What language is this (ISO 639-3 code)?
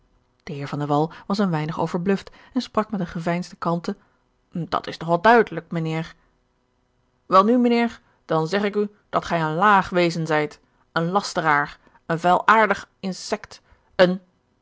nld